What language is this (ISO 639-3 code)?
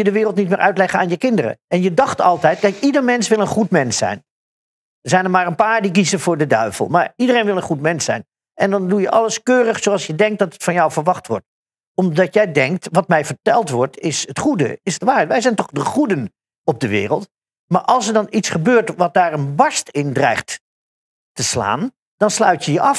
nld